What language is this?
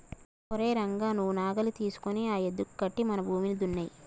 Telugu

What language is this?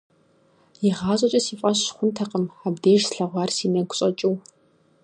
Kabardian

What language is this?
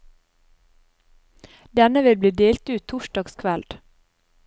Norwegian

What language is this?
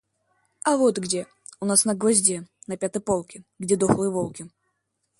Russian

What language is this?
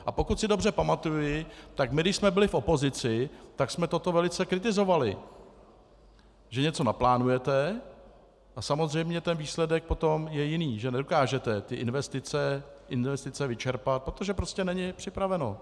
Czech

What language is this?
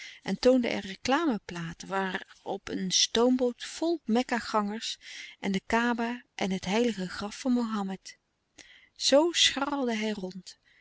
Dutch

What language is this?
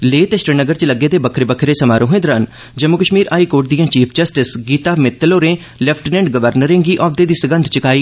Dogri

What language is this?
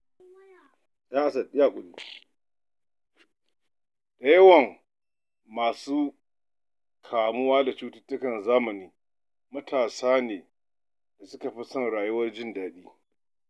Hausa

